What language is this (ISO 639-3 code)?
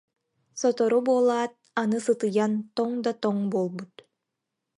sah